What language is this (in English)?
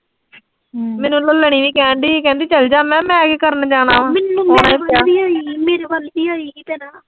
Punjabi